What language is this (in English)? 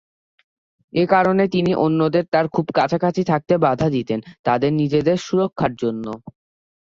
Bangla